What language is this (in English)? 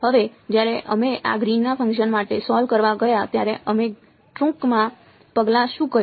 Gujarati